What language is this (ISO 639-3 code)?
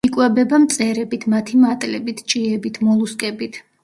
kat